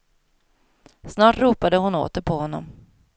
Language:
Swedish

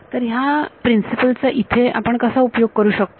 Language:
Marathi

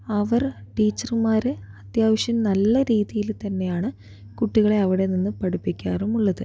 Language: Malayalam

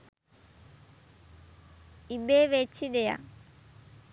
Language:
Sinhala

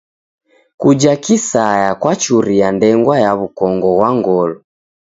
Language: Taita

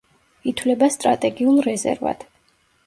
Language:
Georgian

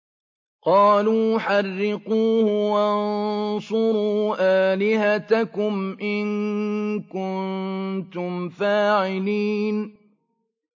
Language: Arabic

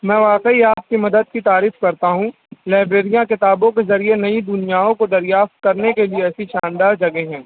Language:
Urdu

